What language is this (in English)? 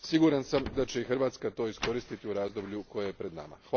Croatian